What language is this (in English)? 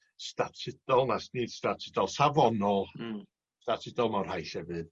Welsh